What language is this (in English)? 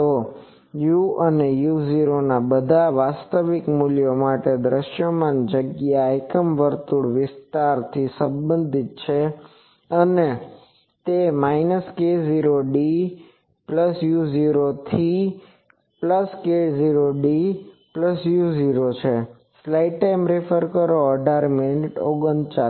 Gujarati